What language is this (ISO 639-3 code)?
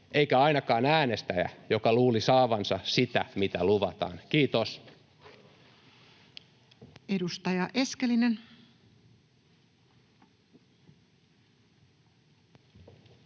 fin